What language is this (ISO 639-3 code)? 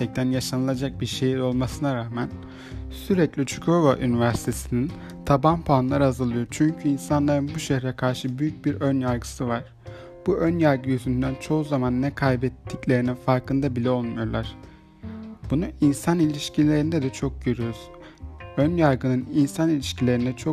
tur